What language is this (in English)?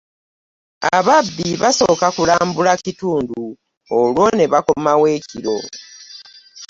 Ganda